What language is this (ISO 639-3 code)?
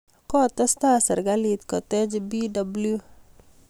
kln